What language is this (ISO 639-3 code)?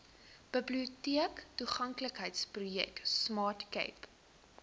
afr